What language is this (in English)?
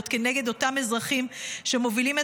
Hebrew